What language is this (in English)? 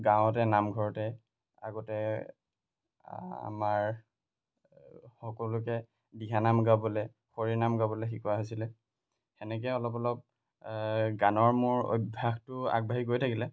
Assamese